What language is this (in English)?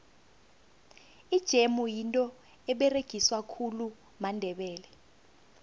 South Ndebele